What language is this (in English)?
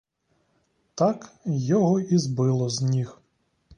Ukrainian